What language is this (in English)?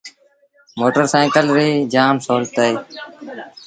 Sindhi Bhil